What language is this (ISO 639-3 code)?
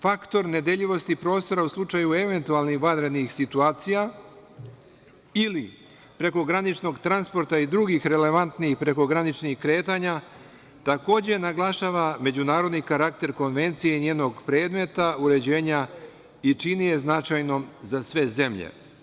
srp